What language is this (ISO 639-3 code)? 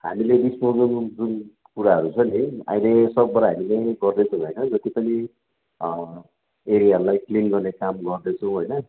nep